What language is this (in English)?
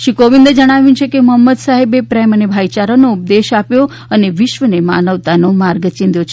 Gujarati